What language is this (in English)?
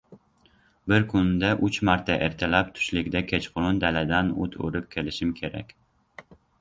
Uzbek